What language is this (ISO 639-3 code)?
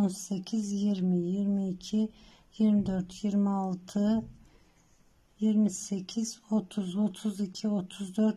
tur